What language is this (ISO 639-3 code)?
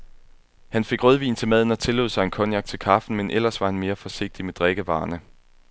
dan